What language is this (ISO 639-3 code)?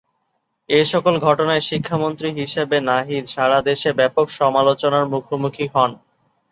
ben